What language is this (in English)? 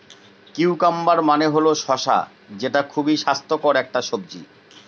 Bangla